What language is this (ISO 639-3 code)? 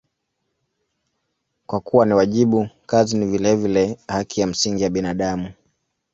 swa